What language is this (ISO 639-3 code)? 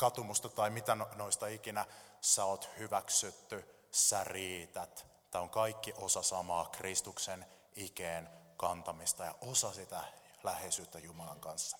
fin